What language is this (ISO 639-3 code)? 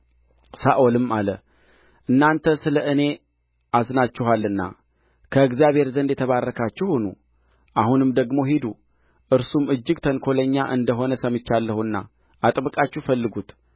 amh